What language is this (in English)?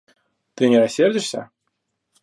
Russian